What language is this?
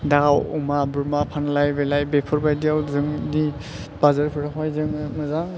Bodo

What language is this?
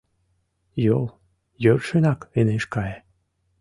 Mari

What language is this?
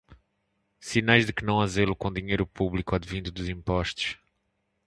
Portuguese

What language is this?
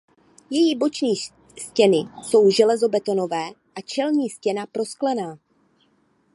Czech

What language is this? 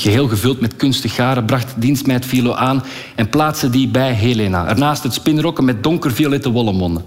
Dutch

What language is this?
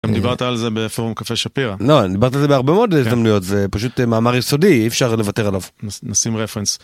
Hebrew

